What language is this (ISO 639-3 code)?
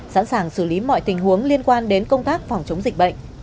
vie